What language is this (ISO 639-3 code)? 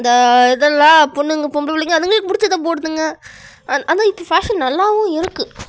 tam